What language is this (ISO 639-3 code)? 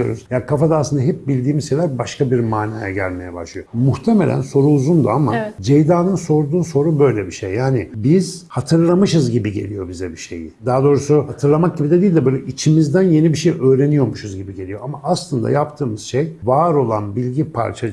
tur